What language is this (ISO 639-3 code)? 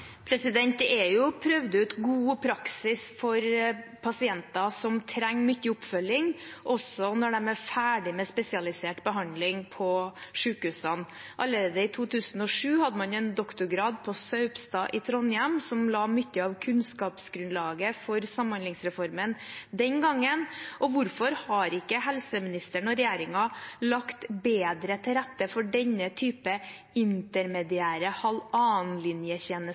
nob